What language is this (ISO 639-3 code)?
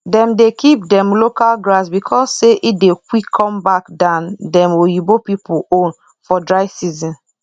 pcm